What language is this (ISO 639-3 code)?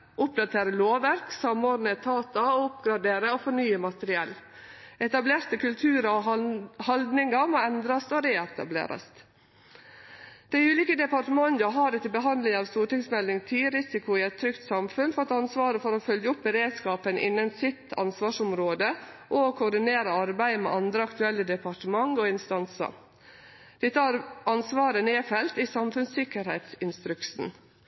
nno